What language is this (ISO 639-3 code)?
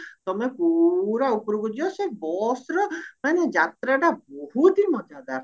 ori